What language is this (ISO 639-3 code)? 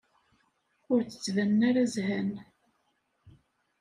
kab